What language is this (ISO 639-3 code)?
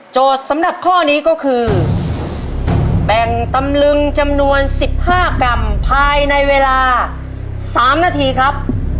tha